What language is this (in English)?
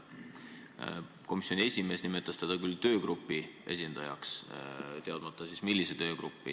Estonian